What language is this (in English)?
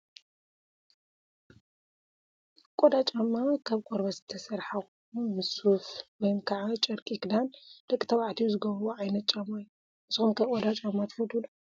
Tigrinya